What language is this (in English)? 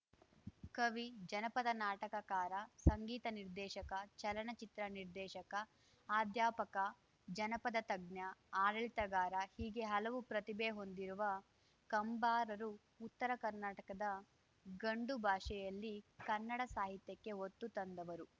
Kannada